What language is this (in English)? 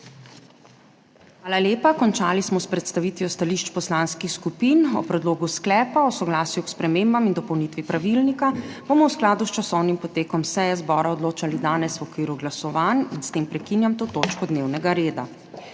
Slovenian